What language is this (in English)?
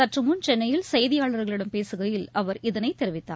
Tamil